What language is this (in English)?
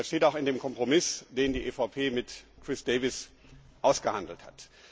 German